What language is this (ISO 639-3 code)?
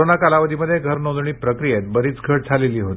mar